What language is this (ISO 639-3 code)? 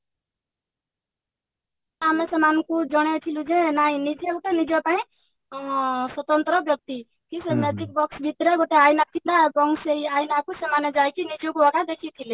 ori